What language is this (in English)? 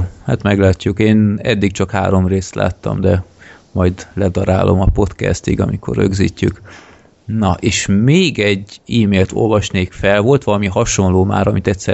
Hungarian